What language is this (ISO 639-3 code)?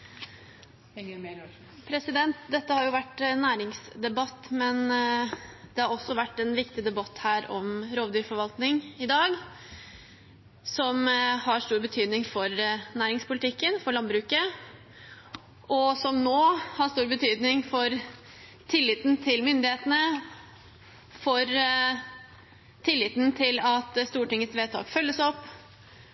nob